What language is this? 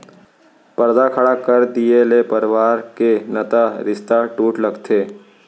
Chhattisgarhi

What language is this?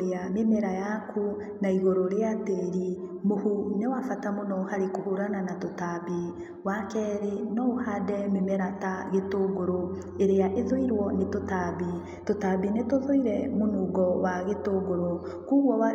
Kikuyu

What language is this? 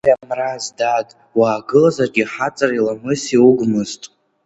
Abkhazian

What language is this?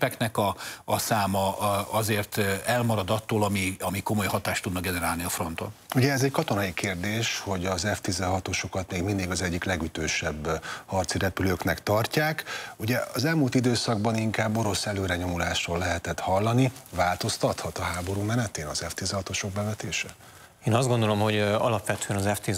Hungarian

